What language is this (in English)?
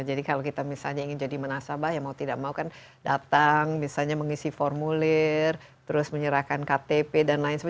Indonesian